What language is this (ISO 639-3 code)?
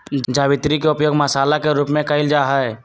mag